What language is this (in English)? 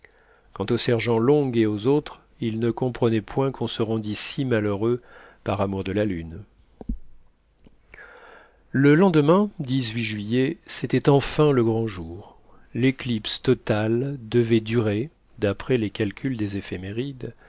French